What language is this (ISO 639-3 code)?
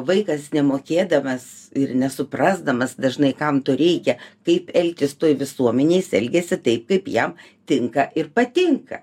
lit